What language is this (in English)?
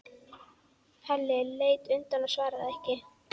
Icelandic